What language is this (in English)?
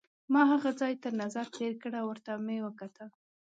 Pashto